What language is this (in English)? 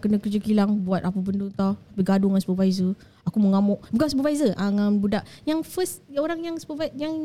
Malay